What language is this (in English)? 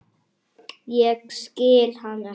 Icelandic